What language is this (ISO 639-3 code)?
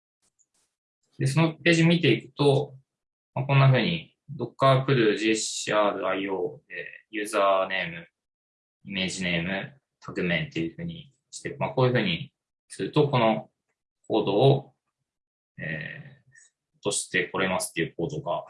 jpn